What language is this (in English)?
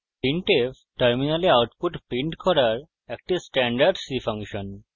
Bangla